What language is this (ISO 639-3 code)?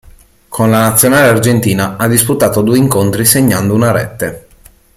ita